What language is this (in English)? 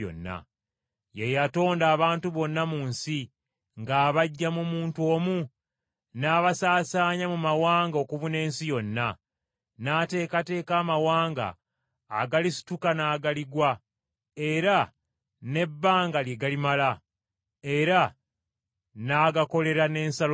Ganda